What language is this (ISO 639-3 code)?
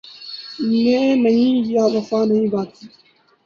urd